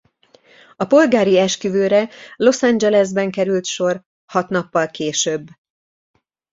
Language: Hungarian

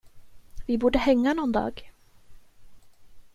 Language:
Swedish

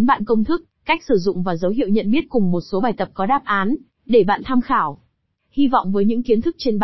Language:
Vietnamese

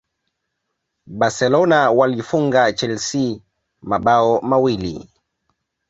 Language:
Swahili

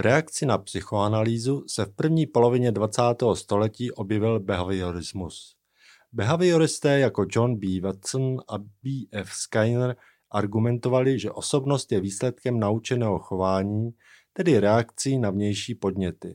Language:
Czech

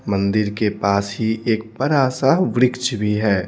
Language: Hindi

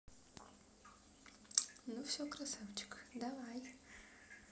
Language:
Russian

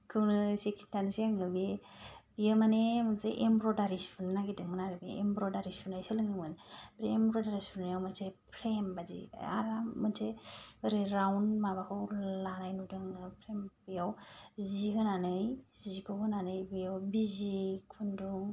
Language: Bodo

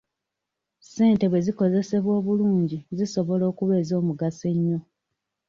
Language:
Ganda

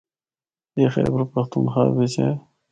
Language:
Northern Hindko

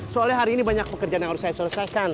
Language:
Indonesian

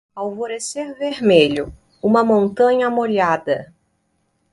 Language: Portuguese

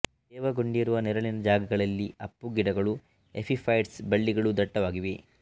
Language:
Kannada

